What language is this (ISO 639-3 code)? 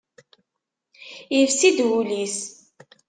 kab